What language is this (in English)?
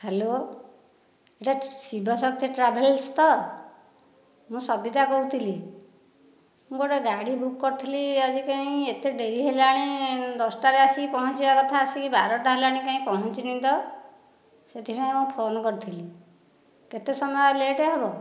Odia